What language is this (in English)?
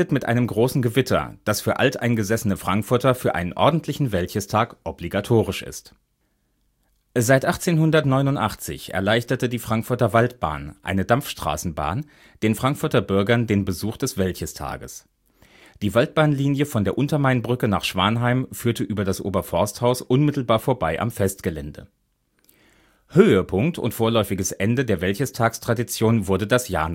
German